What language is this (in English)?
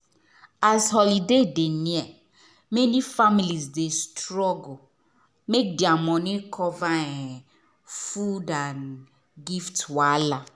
Nigerian Pidgin